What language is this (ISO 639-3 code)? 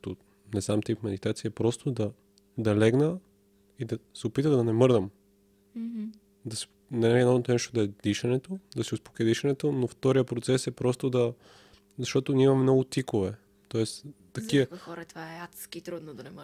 bul